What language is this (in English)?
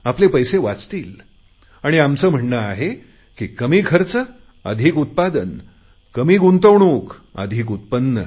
Marathi